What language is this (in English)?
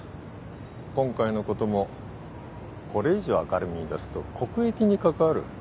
Japanese